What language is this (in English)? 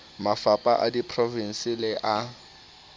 Southern Sotho